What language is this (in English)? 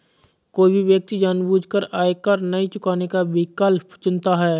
Hindi